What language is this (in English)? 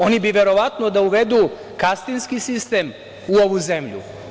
Serbian